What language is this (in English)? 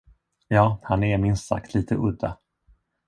Swedish